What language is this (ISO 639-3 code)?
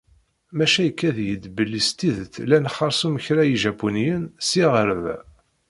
kab